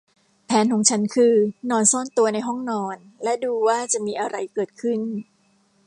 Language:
Thai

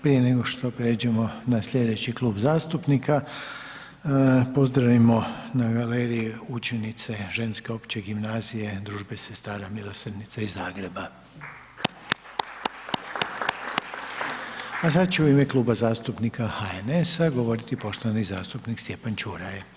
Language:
Croatian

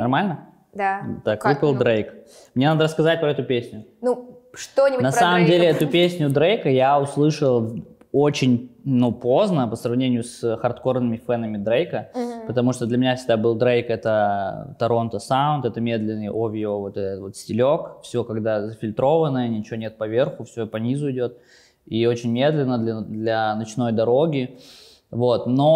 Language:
Russian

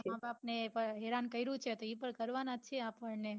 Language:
Gujarati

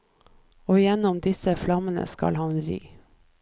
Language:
Norwegian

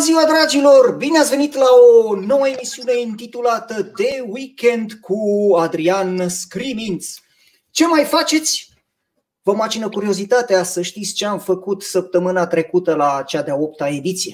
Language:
Romanian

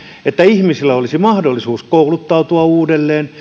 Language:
Finnish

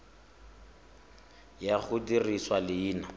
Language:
Tswana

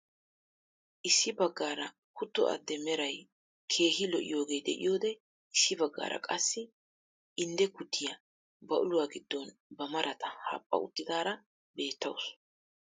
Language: Wolaytta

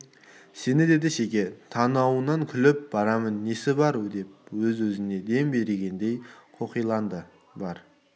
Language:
Kazakh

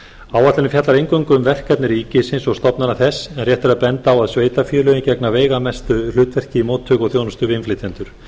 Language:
Icelandic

